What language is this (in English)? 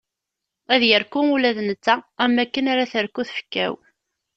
Kabyle